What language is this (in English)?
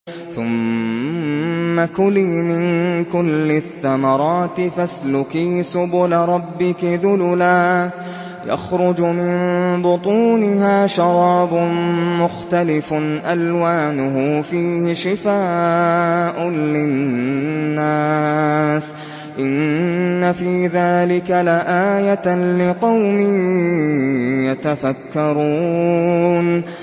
Arabic